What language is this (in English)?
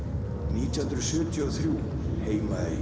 Icelandic